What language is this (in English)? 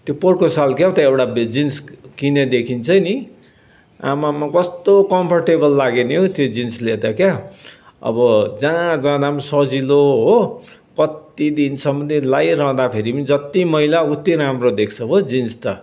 Nepali